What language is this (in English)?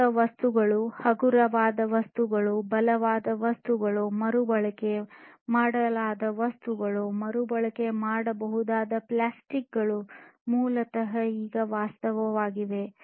Kannada